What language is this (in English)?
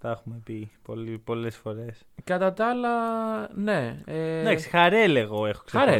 Greek